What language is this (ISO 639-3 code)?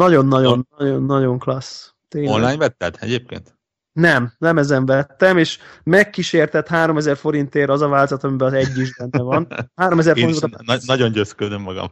hun